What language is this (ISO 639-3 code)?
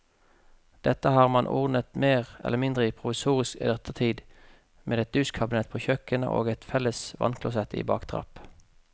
nor